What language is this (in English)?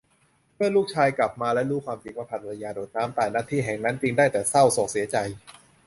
Thai